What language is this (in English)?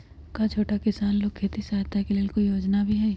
Magahi